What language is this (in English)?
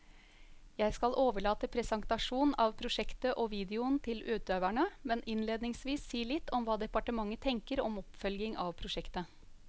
Norwegian